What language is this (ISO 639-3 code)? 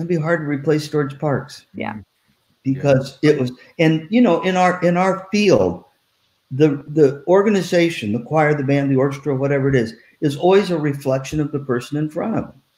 eng